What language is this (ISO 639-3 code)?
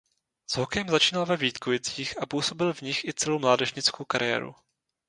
ces